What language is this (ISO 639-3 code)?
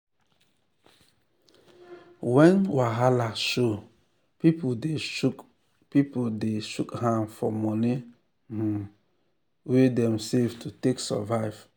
pcm